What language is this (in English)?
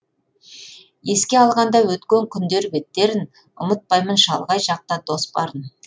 Kazakh